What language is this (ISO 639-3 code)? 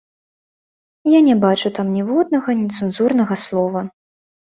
bel